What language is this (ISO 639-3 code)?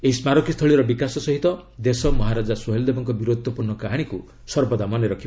ori